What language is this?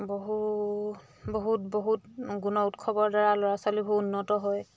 Assamese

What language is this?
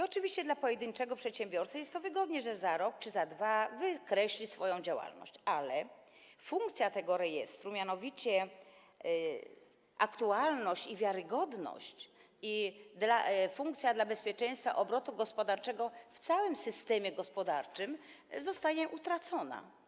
Polish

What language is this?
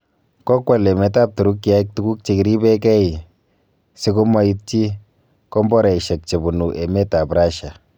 Kalenjin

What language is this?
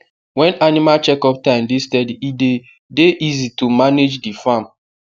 Nigerian Pidgin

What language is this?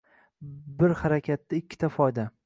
Uzbek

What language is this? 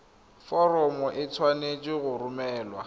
Tswana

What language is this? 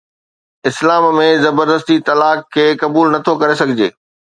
Sindhi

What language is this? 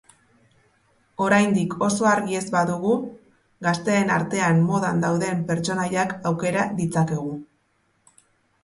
Basque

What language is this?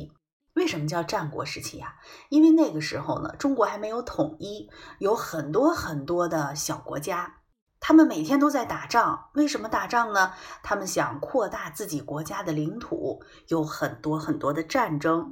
Chinese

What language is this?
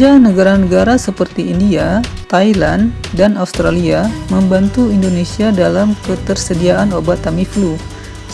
Indonesian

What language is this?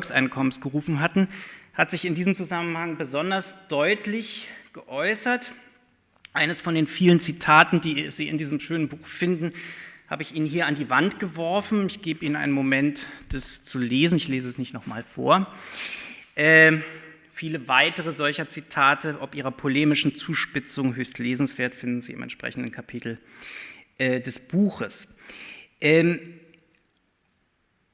German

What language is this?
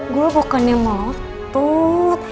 Indonesian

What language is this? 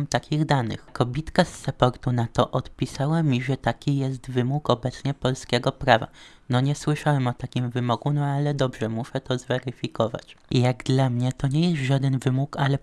Polish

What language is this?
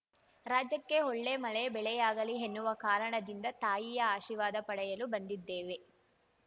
Kannada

